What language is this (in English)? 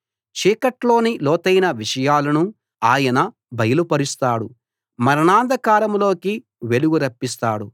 Telugu